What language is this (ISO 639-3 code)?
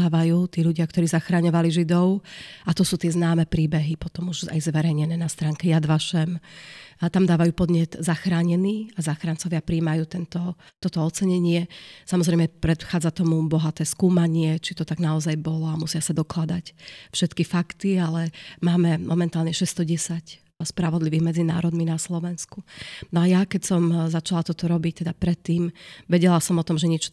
slk